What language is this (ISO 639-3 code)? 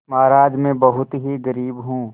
hin